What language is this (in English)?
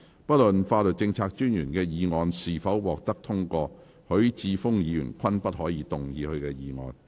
Cantonese